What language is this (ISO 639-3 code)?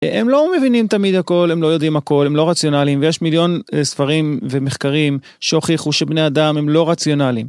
heb